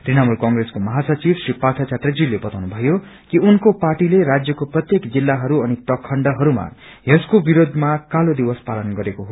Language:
Nepali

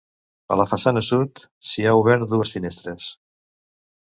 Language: Catalan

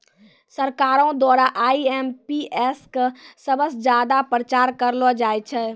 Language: Maithili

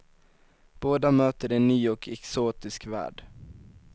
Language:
Swedish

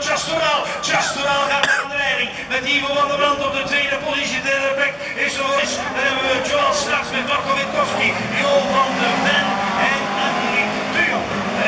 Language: Dutch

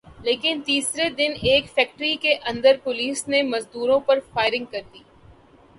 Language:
Urdu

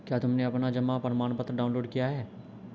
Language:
Hindi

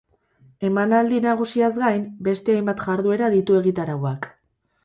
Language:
Basque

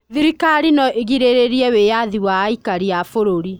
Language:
Kikuyu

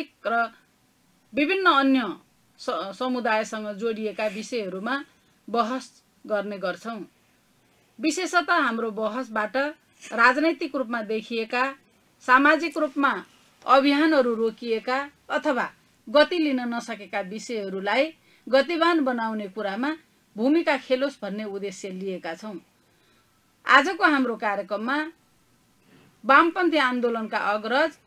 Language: Arabic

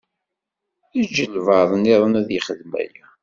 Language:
Kabyle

